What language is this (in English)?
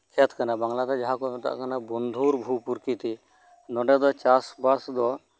Santali